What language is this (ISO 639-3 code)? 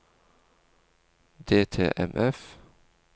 nor